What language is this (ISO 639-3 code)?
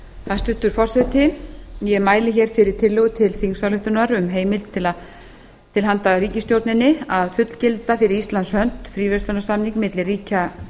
isl